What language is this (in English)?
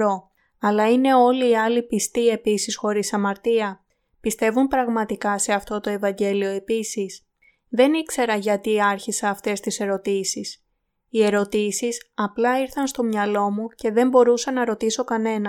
Greek